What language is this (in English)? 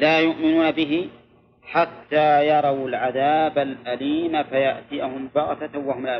Arabic